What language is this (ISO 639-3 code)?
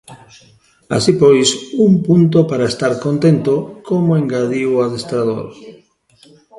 glg